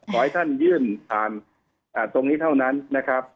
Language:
Thai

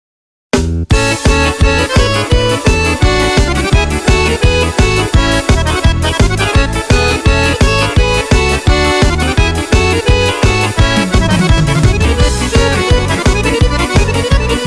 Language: Slovak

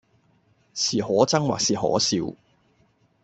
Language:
Cantonese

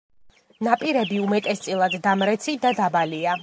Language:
Georgian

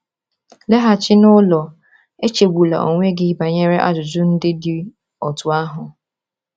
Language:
Igbo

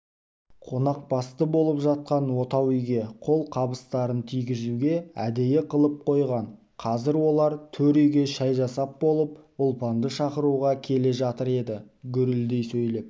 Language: Kazakh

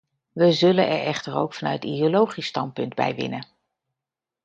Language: Dutch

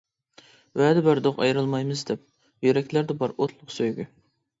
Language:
Uyghur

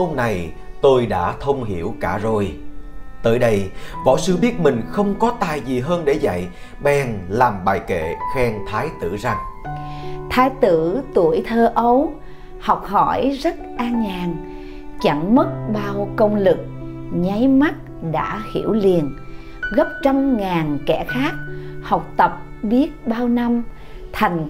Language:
Vietnamese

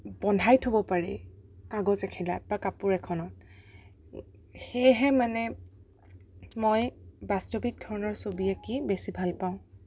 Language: Assamese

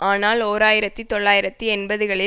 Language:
Tamil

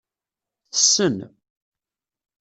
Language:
Kabyle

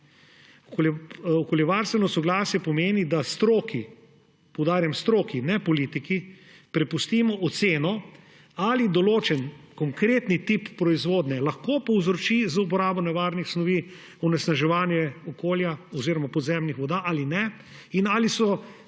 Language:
Slovenian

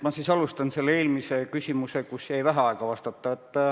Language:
Estonian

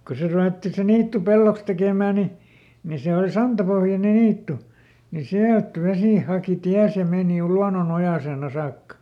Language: Finnish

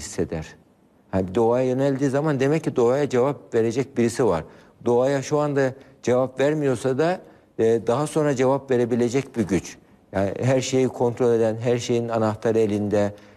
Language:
Turkish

